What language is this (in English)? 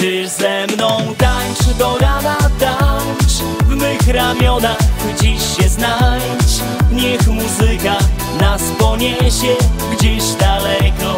Polish